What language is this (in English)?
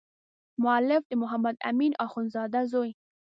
Pashto